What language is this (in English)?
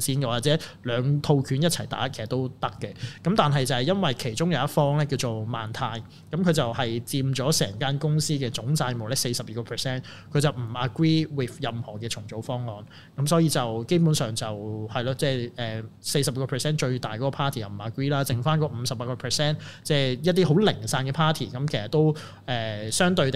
Chinese